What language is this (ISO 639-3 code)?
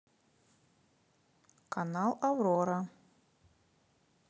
rus